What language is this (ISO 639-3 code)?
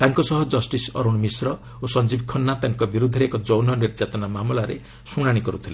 ori